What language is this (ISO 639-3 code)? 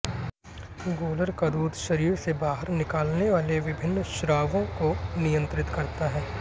hin